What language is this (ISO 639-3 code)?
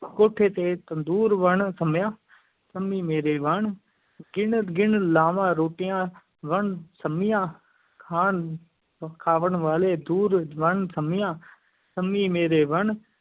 pan